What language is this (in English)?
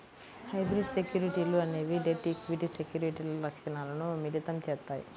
Telugu